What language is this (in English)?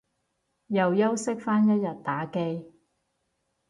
Cantonese